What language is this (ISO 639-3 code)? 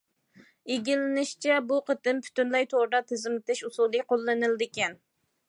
uig